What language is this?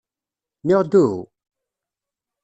Kabyle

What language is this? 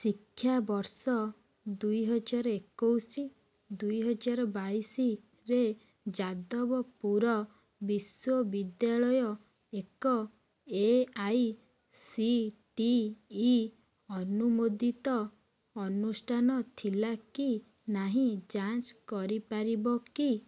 Odia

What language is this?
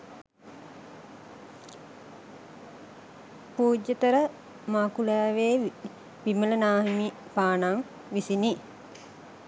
Sinhala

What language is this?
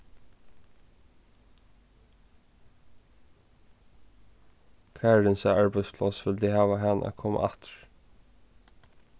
Faroese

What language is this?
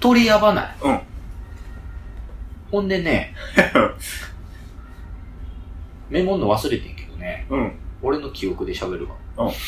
Japanese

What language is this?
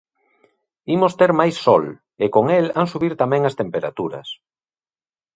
Galician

